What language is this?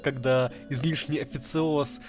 Russian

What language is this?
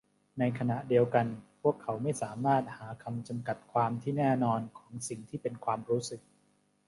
Thai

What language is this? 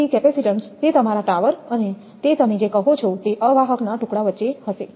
Gujarati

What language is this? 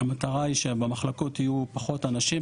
Hebrew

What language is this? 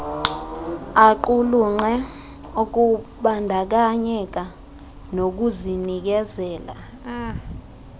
Xhosa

